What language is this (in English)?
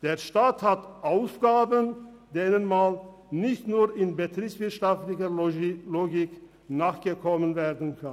Swiss German